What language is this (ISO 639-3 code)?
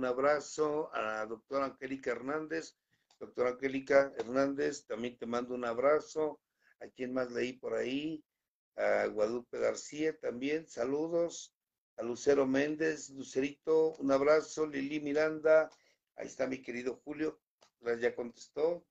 spa